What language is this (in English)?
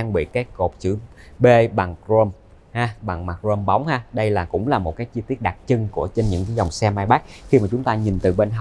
Vietnamese